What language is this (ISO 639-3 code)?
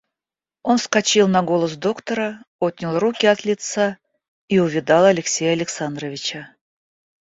rus